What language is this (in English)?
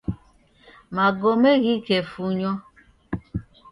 Taita